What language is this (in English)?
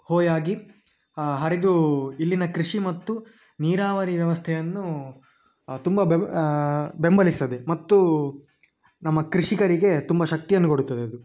Kannada